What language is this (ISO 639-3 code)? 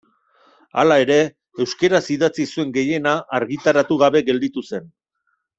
eus